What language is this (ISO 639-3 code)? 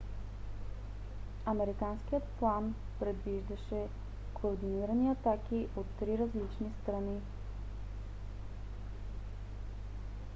bul